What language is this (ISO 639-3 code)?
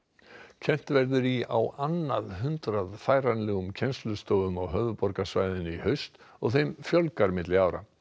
isl